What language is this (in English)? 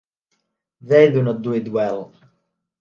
English